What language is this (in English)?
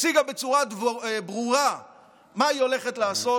Hebrew